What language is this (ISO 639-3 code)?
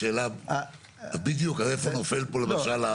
heb